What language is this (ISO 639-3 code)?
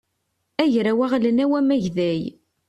kab